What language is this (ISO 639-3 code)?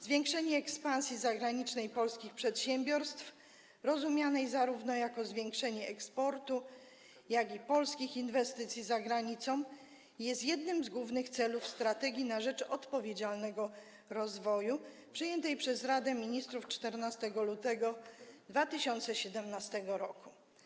pol